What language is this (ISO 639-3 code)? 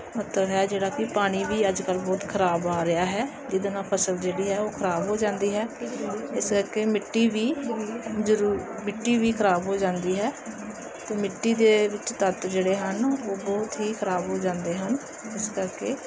pan